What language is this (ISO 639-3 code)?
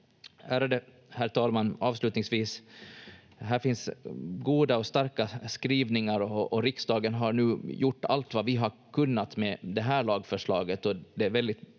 fin